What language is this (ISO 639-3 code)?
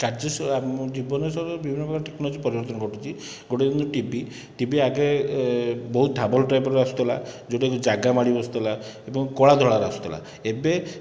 ori